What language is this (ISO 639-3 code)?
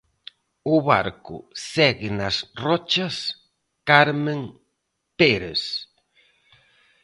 glg